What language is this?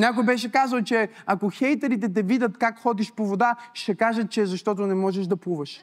Bulgarian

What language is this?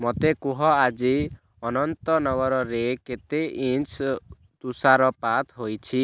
Odia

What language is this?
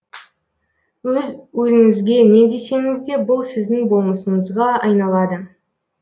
Kazakh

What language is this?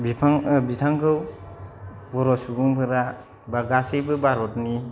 Bodo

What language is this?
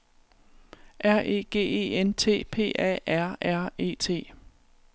Danish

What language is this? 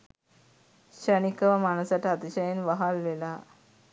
Sinhala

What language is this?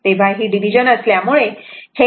Marathi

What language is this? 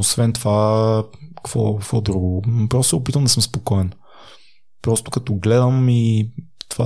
Bulgarian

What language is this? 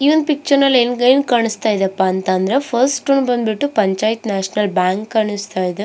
Kannada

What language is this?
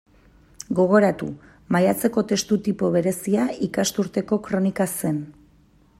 Basque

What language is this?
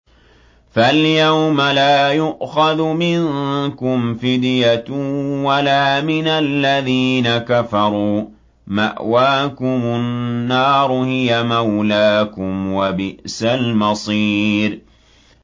Arabic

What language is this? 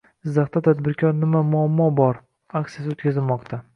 Uzbek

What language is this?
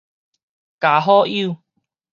Min Nan Chinese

